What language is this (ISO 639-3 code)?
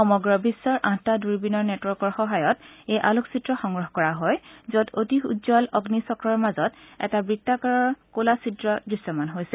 asm